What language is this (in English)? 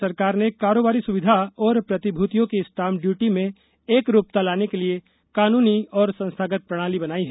Hindi